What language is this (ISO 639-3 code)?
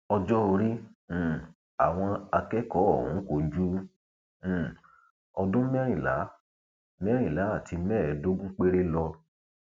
yor